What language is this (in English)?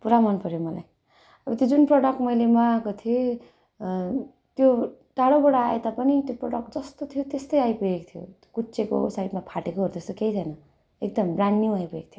Nepali